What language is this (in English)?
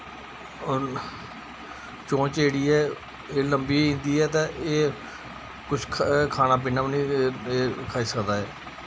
Dogri